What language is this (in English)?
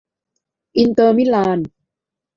Thai